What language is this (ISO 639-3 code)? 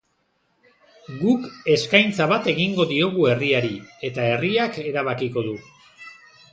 eus